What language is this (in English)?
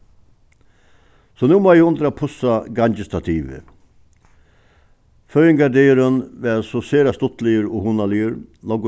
Faroese